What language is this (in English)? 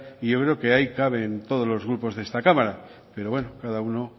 Spanish